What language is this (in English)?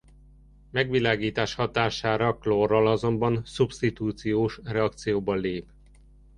Hungarian